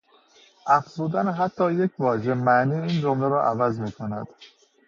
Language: Persian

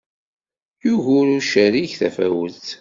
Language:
Kabyle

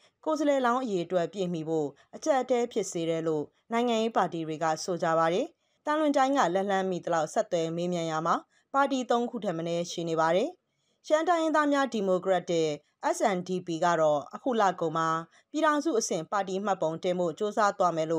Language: Thai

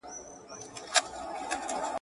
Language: Pashto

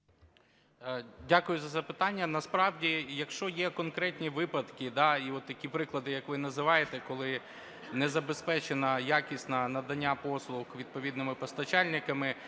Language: Ukrainian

